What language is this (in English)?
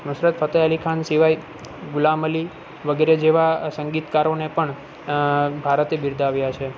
Gujarati